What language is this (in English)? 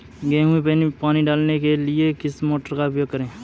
Hindi